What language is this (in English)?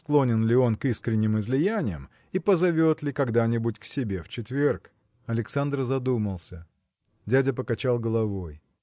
Russian